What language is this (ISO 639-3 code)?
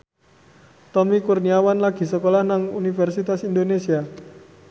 jav